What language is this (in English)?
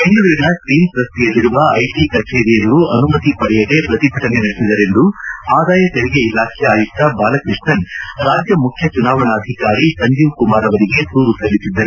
Kannada